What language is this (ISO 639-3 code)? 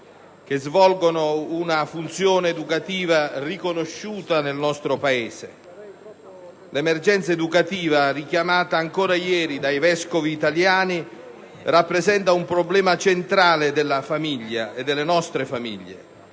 ita